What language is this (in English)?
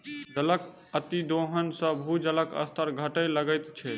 Maithili